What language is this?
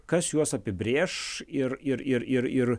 Lithuanian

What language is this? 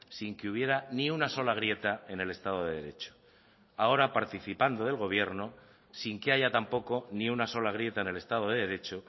Spanish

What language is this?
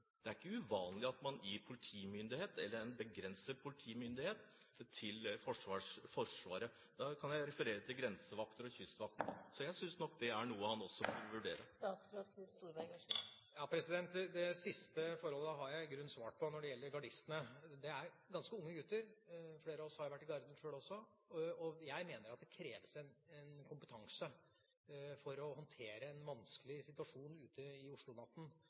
Norwegian Bokmål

